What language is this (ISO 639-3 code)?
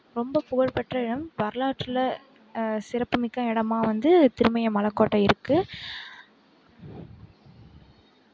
tam